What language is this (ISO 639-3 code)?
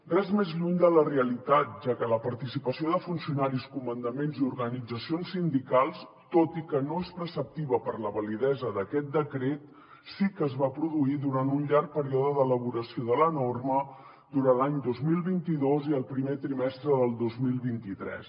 cat